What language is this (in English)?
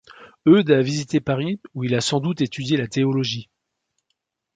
French